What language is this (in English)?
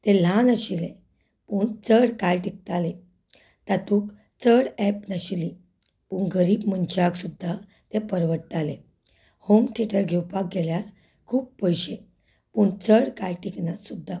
Konkani